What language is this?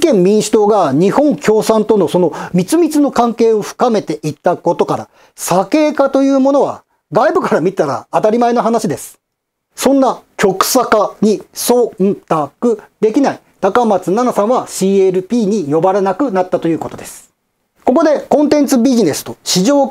Japanese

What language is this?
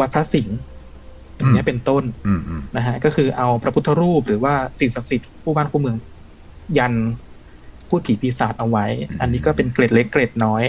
Thai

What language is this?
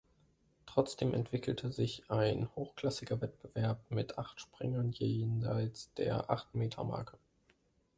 German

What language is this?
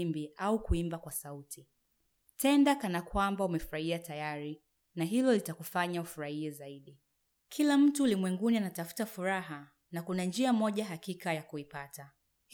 Swahili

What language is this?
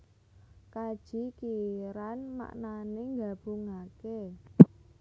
Javanese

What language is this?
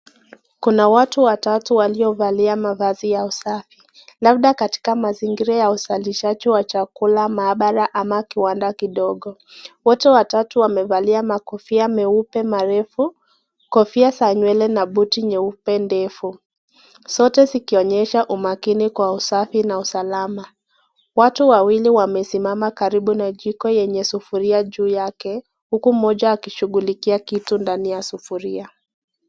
Swahili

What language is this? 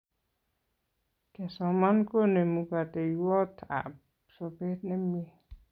Kalenjin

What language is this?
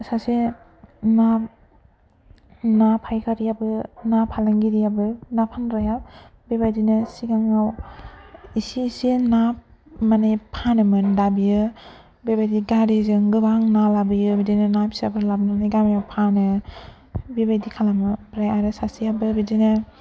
Bodo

